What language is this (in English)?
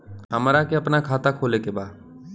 Bhojpuri